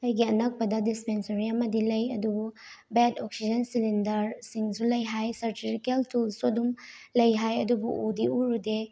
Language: Manipuri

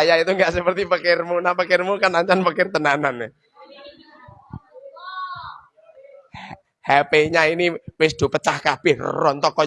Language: Indonesian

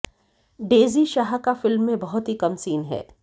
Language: Hindi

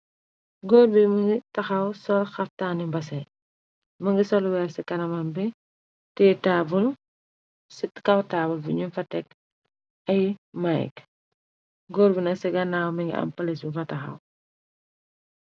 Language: Wolof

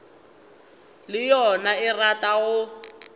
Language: Northern Sotho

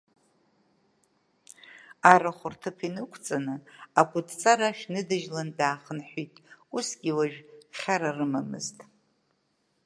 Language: Abkhazian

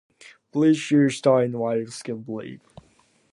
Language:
English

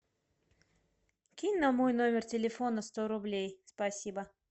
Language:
Russian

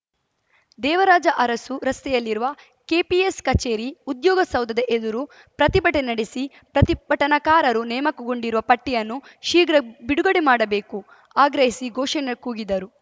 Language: Kannada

